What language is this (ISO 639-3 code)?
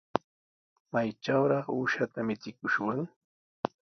qws